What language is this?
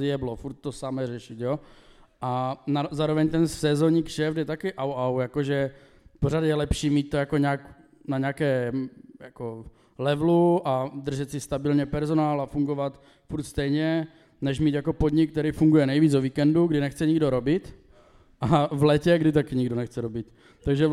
Czech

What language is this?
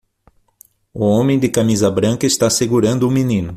Portuguese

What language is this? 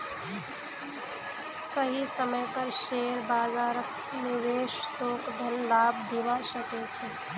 Magahi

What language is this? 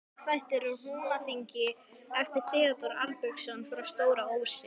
Icelandic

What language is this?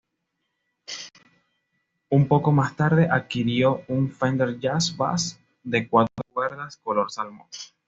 Spanish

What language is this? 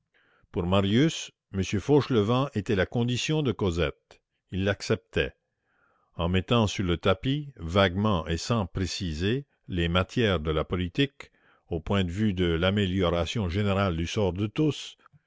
French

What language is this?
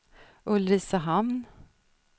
Swedish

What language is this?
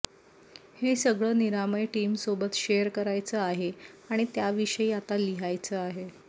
Marathi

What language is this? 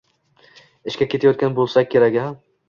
Uzbek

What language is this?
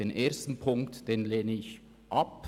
Swiss German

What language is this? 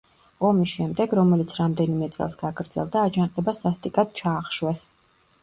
Georgian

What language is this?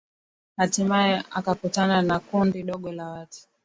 Swahili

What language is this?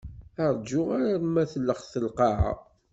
Kabyle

